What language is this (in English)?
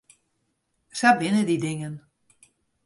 Western Frisian